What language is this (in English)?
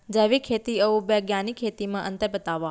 Chhattisgarhi